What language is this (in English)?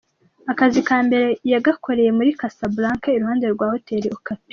Kinyarwanda